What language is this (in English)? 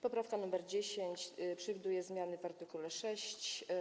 Polish